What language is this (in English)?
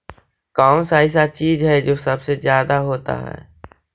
Magahi